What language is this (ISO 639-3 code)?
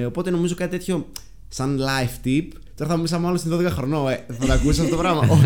ell